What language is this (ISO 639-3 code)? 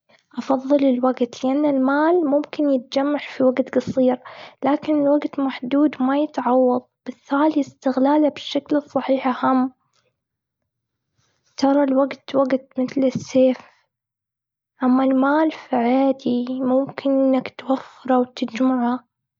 afb